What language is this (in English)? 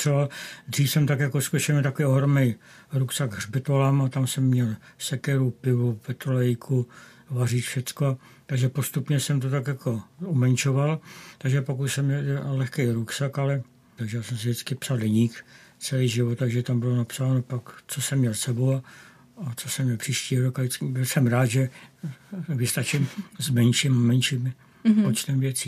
Czech